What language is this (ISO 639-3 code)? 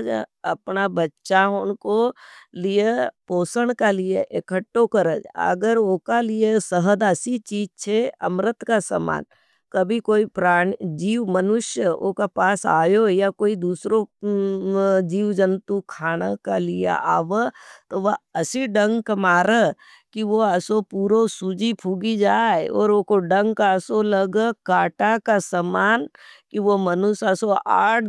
noe